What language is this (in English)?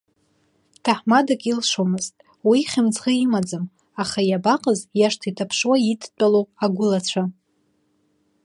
Abkhazian